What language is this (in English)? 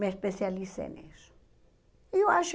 Portuguese